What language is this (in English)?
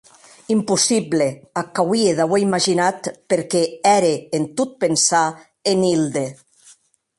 Occitan